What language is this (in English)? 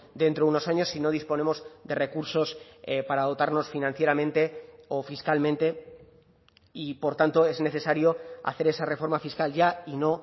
Spanish